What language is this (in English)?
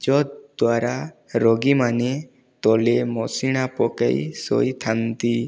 Odia